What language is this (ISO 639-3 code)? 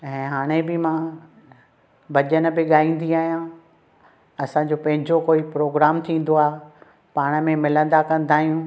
snd